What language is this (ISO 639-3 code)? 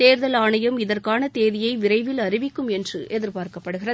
tam